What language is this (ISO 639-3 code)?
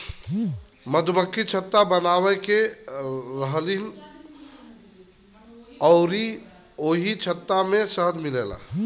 bho